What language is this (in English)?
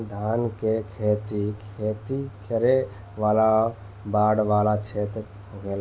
Bhojpuri